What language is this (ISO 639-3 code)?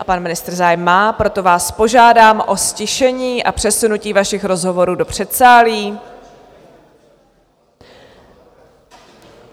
ces